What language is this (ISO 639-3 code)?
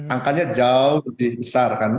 ind